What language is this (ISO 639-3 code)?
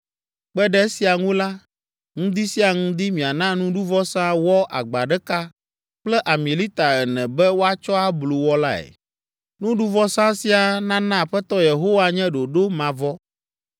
ewe